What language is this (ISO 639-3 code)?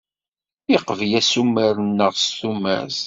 kab